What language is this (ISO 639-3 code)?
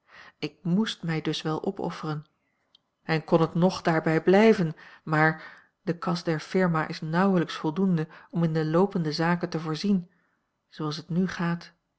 nld